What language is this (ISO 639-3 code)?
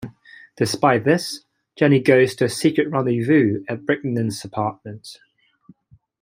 eng